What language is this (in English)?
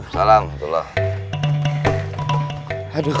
Indonesian